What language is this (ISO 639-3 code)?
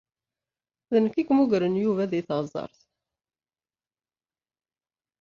kab